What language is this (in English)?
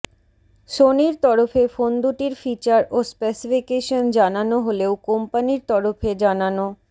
Bangla